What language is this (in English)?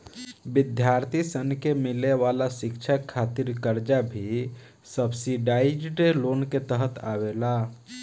Bhojpuri